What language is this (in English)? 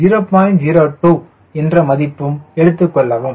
Tamil